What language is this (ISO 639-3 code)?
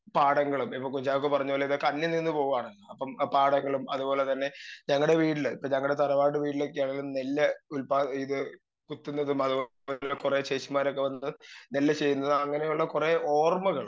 mal